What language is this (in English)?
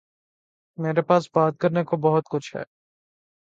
Urdu